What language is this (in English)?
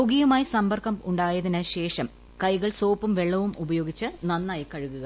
Malayalam